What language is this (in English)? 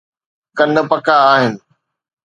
Sindhi